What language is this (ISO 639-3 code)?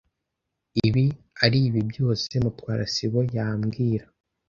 kin